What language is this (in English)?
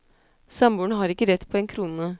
Norwegian